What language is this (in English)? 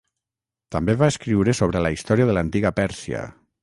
Catalan